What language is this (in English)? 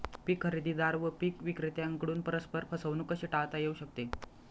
Marathi